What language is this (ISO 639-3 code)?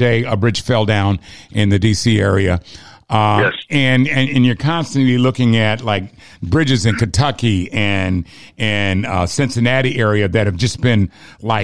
eng